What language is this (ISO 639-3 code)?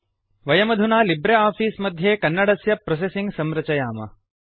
san